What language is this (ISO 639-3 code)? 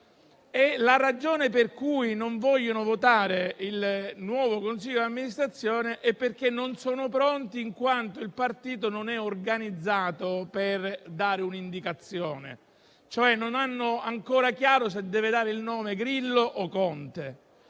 ita